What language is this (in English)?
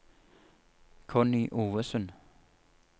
Norwegian